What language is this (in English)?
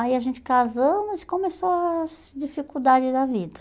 Portuguese